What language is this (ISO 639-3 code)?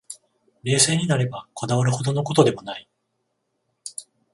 jpn